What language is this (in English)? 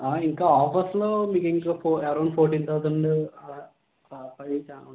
Telugu